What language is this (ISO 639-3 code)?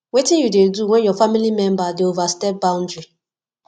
pcm